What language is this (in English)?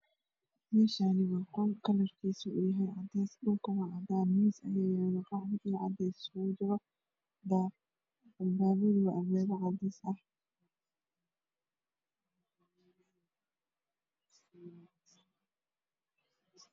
Somali